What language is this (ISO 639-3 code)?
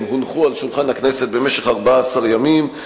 heb